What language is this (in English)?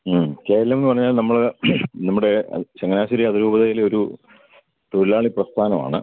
Malayalam